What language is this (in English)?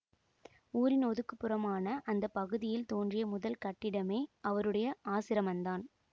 Tamil